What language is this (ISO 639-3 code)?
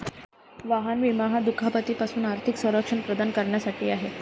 mar